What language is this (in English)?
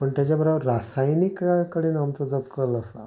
Konkani